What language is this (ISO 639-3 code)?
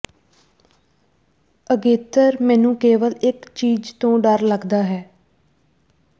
pan